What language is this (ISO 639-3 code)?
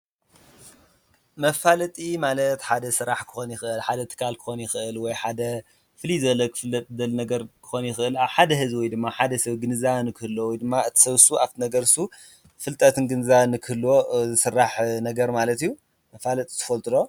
tir